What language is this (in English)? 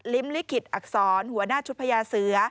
Thai